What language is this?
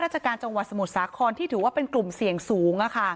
Thai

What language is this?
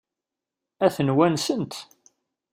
Kabyle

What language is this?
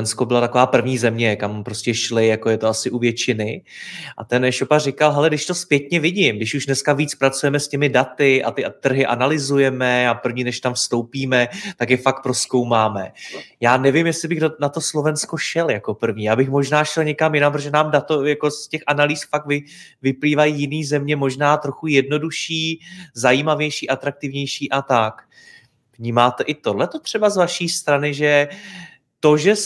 Czech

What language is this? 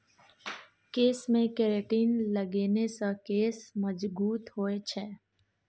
Maithili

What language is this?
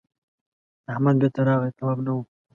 Pashto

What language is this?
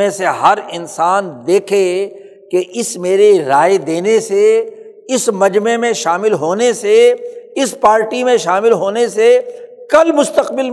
Urdu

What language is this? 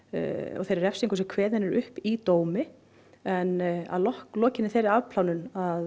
Icelandic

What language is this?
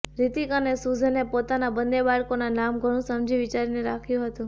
Gujarati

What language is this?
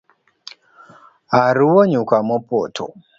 Luo (Kenya and Tanzania)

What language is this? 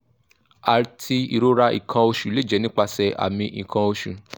Yoruba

